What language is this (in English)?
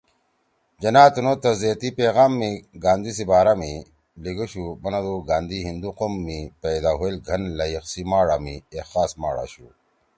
Torwali